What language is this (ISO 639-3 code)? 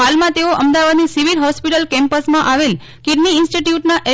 guj